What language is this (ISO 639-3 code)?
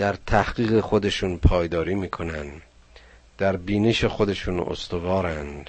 fas